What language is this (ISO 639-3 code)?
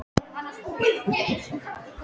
isl